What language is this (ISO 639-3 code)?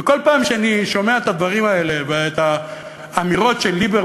heb